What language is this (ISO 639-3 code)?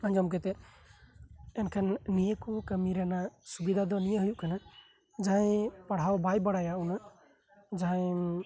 sat